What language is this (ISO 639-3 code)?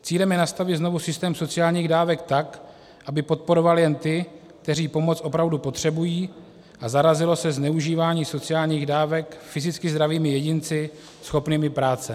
ces